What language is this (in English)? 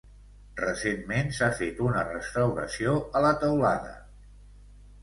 Catalan